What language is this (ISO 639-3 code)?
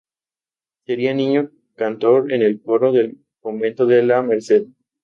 spa